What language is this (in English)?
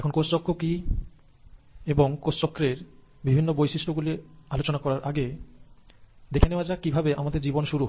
Bangla